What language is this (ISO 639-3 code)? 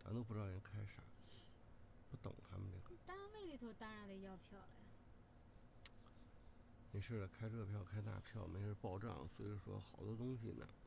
zho